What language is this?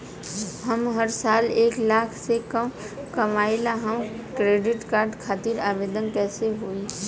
Bhojpuri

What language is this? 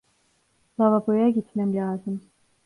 Turkish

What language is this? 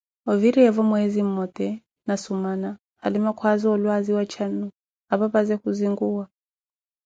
Koti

